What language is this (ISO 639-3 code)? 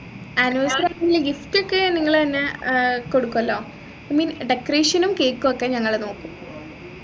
mal